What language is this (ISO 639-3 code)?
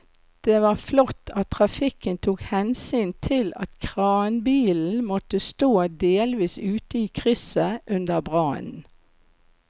nor